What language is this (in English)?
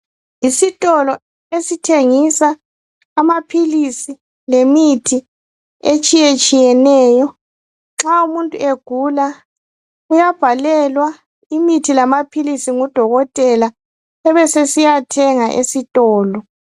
North Ndebele